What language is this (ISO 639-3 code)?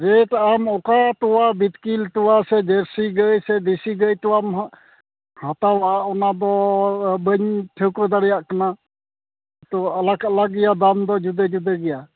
sat